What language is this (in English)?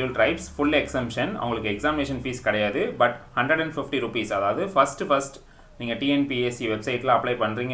Tamil